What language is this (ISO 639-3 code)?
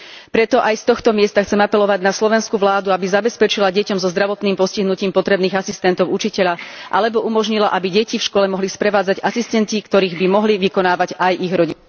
slk